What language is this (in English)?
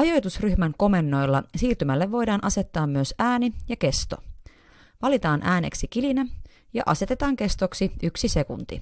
Finnish